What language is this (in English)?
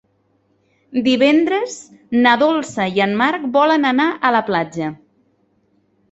Catalan